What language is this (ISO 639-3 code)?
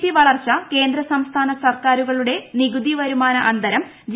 mal